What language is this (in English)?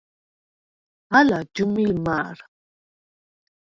Svan